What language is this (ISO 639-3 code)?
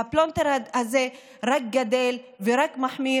heb